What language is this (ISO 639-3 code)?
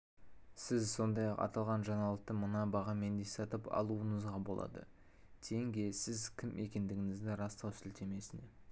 kaz